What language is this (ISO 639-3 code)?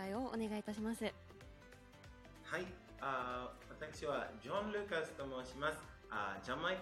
jpn